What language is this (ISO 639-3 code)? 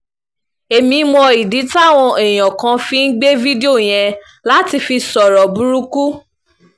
yor